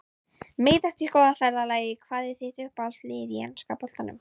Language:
Icelandic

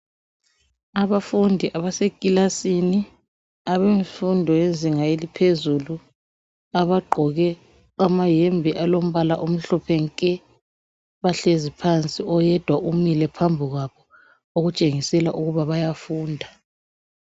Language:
North Ndebele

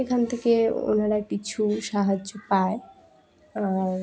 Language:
Bangla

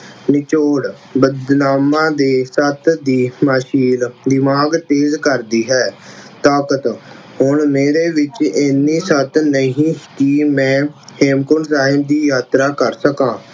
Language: Punjabi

